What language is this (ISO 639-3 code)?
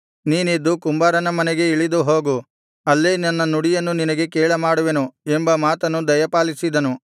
kan